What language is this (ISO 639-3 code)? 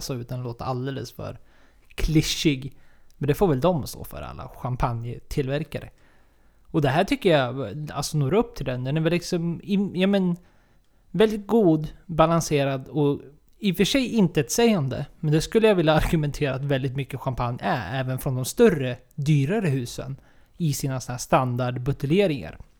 swe